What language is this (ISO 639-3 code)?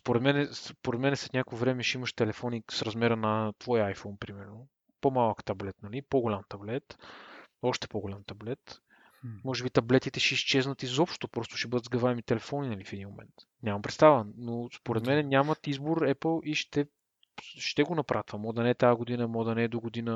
bul